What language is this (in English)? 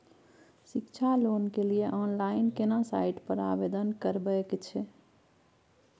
Maithili